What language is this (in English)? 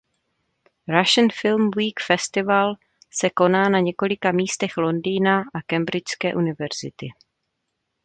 Czech